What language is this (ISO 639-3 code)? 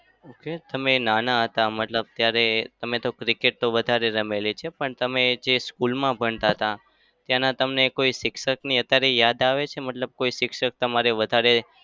guj